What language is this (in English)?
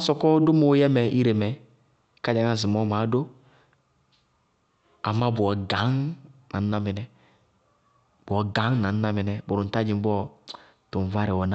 Bago-Kusuntu